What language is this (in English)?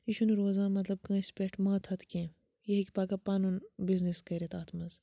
Kashmiri